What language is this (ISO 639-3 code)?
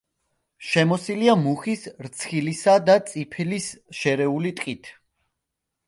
kat